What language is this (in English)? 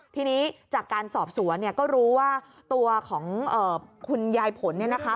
Thai